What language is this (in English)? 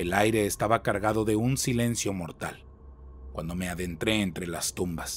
Spanish